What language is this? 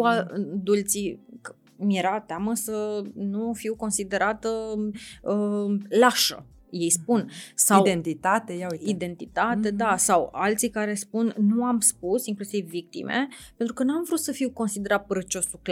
Romanian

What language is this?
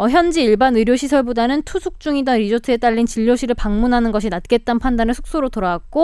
Korean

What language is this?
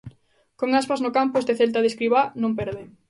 Galician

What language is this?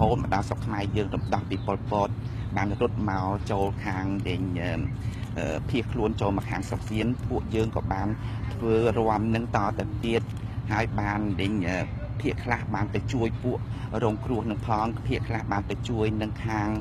Thai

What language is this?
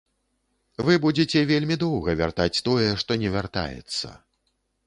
Belarusian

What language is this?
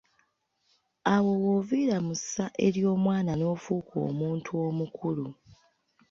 Ganda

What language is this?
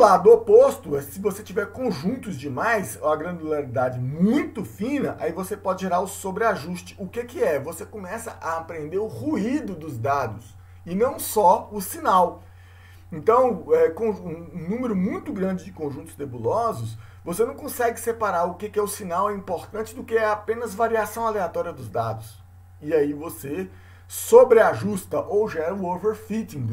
Portuguese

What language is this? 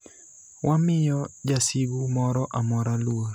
Luo (Kenya and Tanzania)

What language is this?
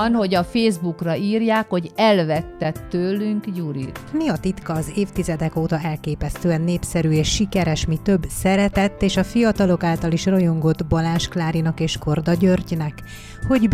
Hungarian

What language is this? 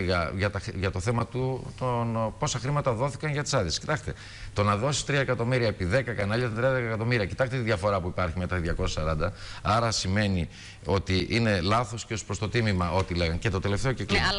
Greek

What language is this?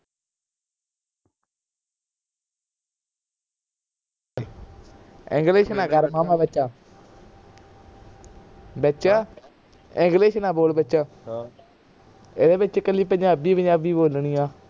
Punjabi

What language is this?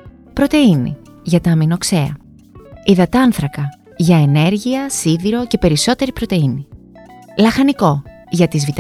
Greek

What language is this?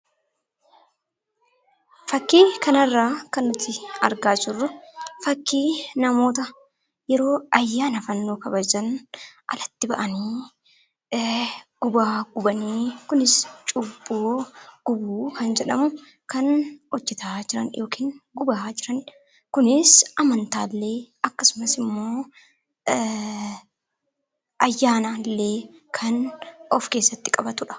Oromo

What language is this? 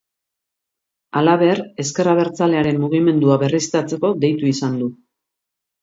Basque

